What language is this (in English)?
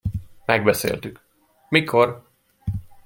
Hungarian